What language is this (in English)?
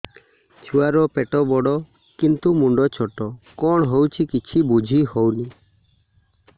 Odia